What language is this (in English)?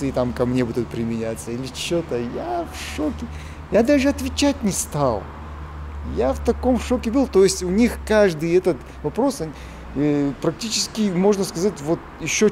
Russian